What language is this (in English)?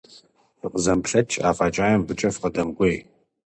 Kabardian